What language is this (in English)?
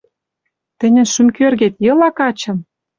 Western Mari